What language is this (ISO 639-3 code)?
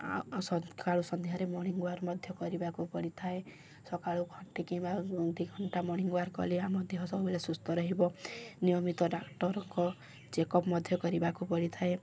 ori